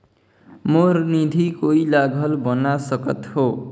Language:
Chhattisgarhi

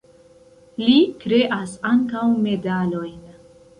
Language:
Esperanto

